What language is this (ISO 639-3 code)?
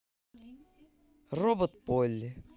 rus